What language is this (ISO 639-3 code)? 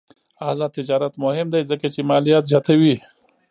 pus